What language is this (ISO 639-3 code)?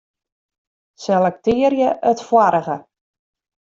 fry